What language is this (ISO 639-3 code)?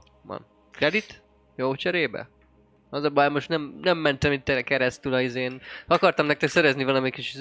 hun